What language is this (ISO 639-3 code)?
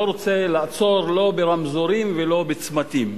heb